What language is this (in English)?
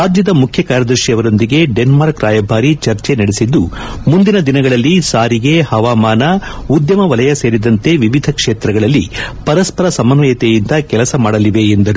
Kannada